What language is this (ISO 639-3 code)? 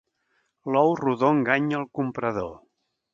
cat